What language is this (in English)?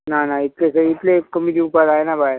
Konkani